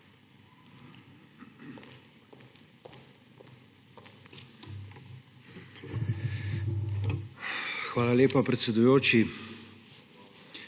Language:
Slovenian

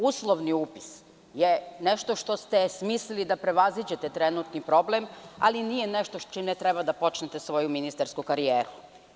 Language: Serbian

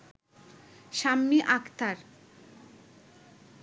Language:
Bangla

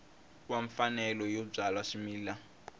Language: Tsonga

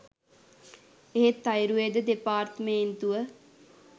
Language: Sinhala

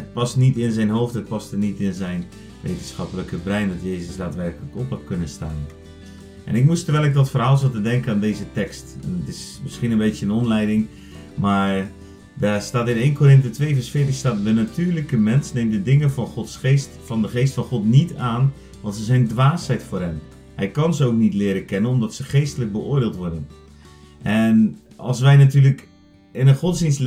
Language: Dutch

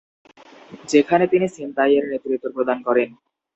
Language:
Bangla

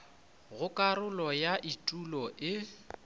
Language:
Northern Sotho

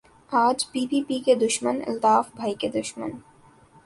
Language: Urdu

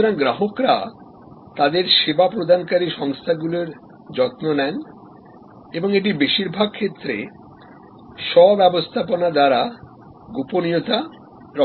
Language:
Bangla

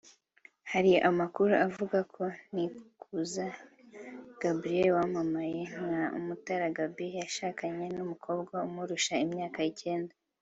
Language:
Kinyarwanda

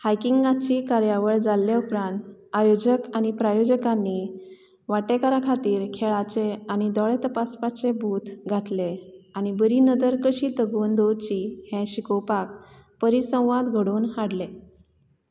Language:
Konkani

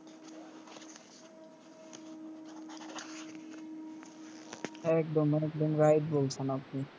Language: Bangla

